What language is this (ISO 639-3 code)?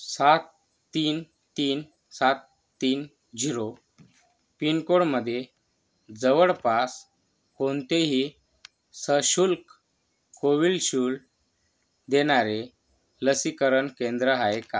mar